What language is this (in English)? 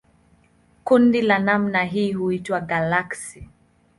Swahili